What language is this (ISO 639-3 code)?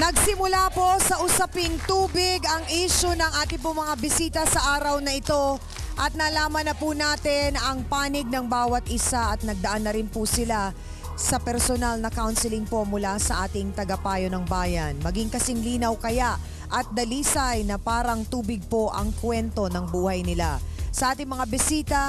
fil